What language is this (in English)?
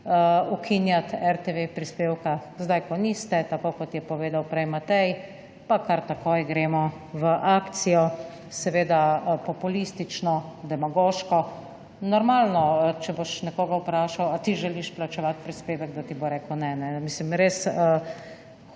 Slovenian